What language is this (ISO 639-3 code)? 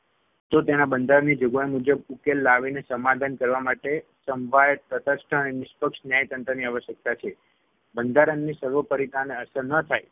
guj